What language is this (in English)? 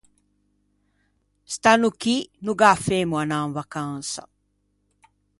Ligurian